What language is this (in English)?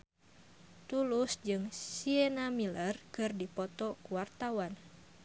Sundanese